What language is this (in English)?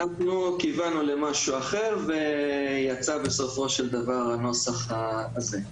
Hebrew